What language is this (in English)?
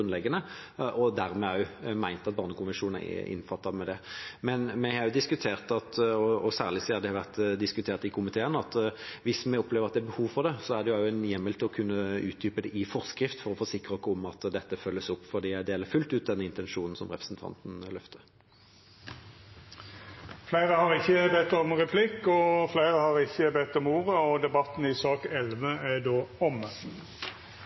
Norwegian